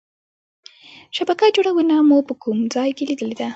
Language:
Pashto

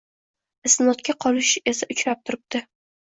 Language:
Uzbek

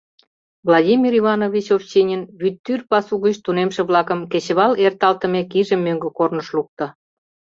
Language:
Mari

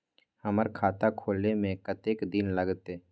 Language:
Maithili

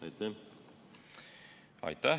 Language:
Estonian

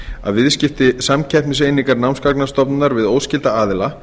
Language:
Icelandic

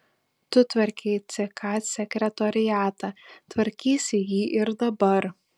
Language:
Lithuanian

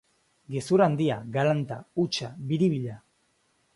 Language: Basque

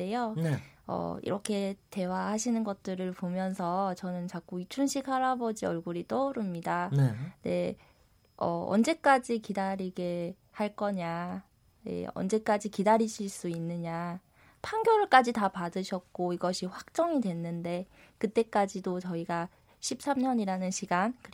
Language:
Korean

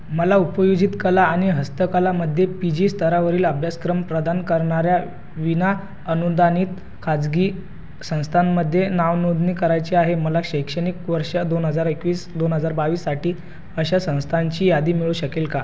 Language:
Marathi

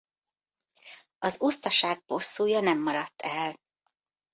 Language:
Hungarian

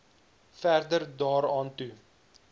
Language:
Afrikaans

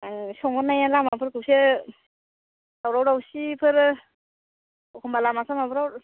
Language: Bodo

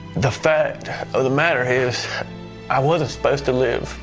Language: English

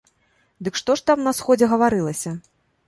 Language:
Belarusian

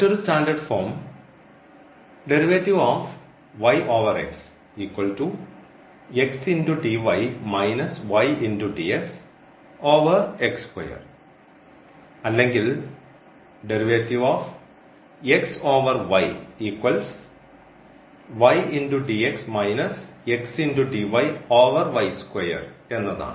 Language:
Malayalam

